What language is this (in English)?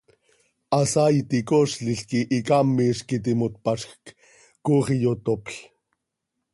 Seri